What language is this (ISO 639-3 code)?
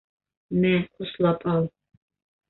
bak